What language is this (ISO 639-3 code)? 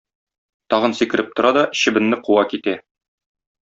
tat